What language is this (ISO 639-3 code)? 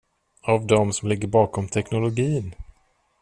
swe